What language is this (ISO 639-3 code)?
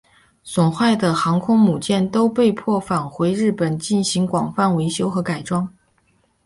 zho